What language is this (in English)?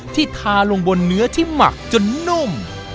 Thai